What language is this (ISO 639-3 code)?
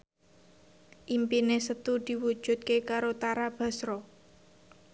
jav